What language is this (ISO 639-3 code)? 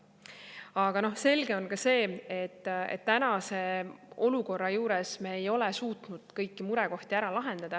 est